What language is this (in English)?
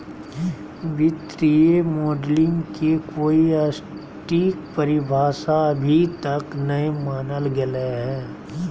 Magahi